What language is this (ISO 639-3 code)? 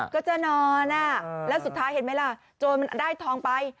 tha